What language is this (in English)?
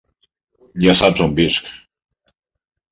Catalan